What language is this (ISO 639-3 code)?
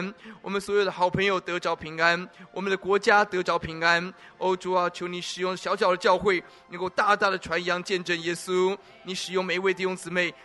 zho